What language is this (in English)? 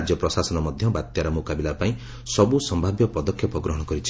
Odia